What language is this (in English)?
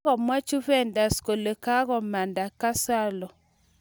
Kalenjin